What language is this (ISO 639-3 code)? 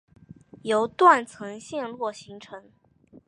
zho